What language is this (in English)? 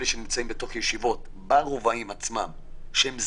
Hebrew